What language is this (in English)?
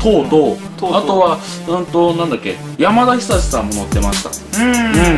Japanese